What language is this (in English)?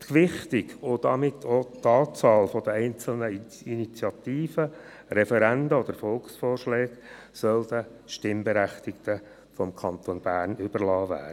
Swiss German